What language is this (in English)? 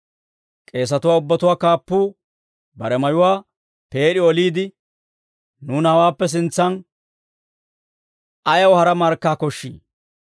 Dawro